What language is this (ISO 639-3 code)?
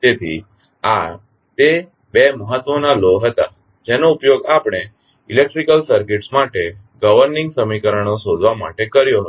guj